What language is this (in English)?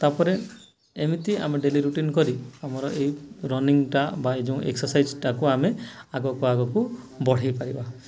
Odia